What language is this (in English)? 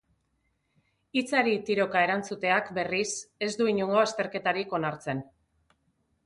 Basque